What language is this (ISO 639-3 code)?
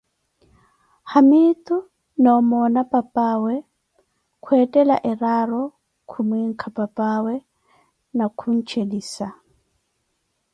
eko